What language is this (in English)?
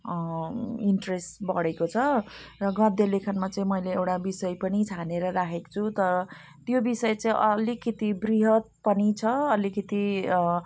Nepali